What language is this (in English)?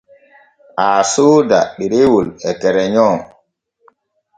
Borgu Fulfulde